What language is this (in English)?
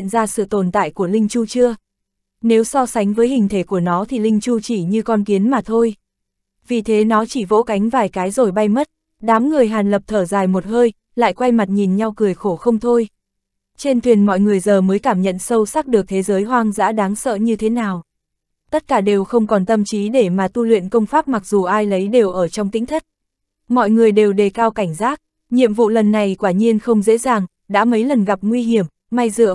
Vietnamese